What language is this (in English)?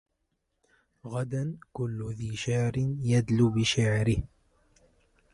Arabic